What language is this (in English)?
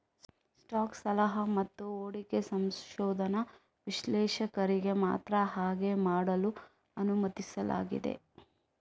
Kannada